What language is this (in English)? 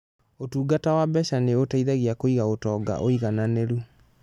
Kikuyu